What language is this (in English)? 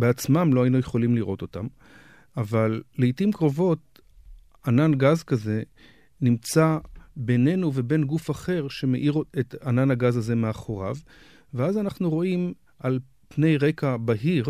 Hebrew